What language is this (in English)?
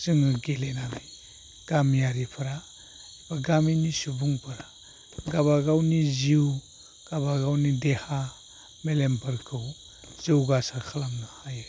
Bodo